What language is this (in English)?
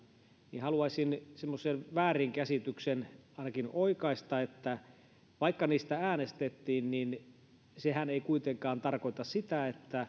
Finnish